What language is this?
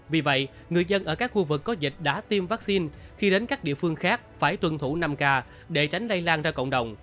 Vietnamese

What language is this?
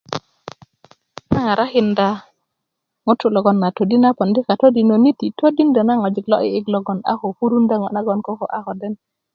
Kuku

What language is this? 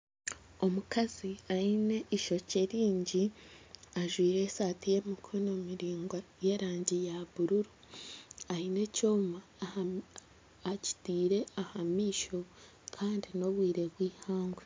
Nyankole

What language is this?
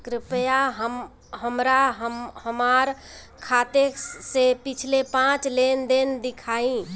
Bhojpuri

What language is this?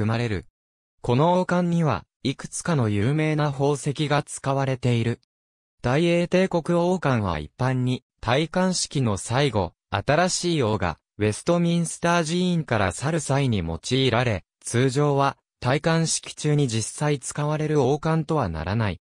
Japanese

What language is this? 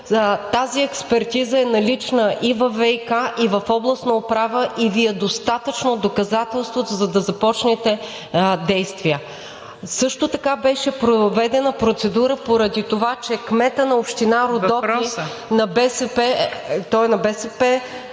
Bulgarian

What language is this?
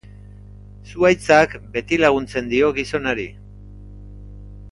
Basque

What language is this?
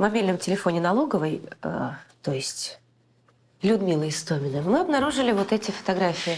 Russian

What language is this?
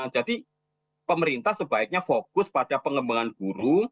Indonesian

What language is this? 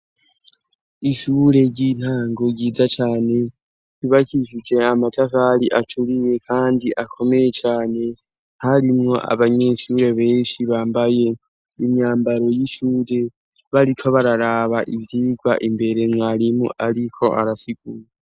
Rundi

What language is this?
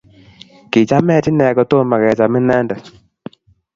Kalenjin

